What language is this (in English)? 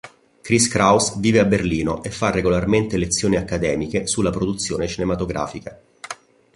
Italian